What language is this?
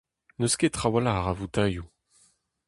Breton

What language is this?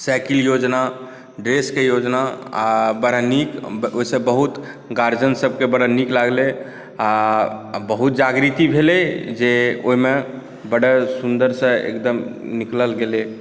Maithili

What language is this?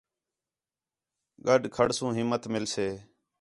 Khetrani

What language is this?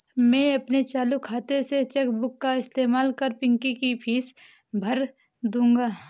Hindi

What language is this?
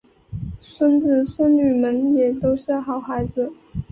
Chinese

